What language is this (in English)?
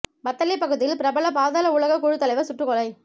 Tamil